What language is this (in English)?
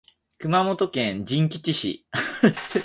Japanese